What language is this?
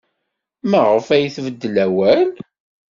Kabyle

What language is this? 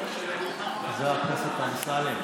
Hebrew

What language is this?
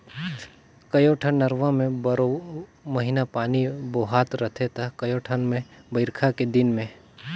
Chhattisgarhi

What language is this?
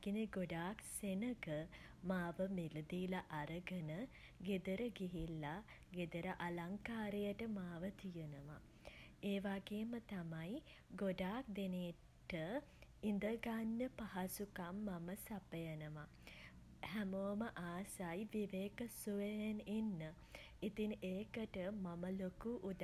Sinhala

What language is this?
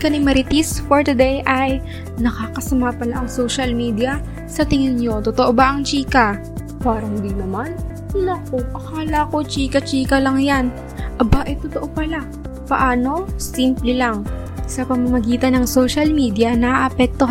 Filipino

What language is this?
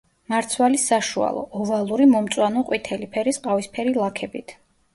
Georgian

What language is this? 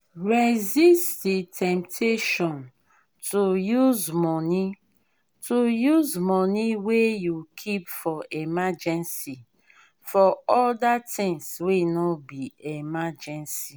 Nigerian Pidgin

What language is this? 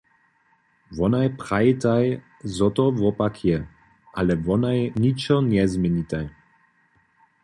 Upper Sorbian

